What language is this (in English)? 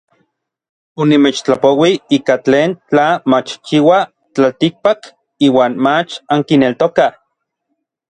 Orizaba Nahuatl